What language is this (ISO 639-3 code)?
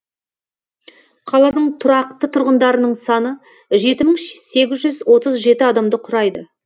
kaz